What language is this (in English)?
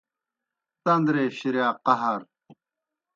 Kohistani Shina